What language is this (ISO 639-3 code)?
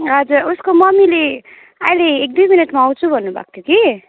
nep